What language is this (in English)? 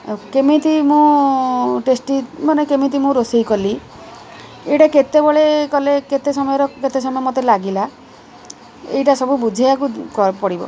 Odia